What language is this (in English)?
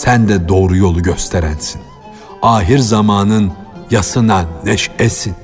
Turkish